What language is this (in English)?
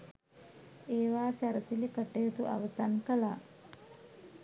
Sinhala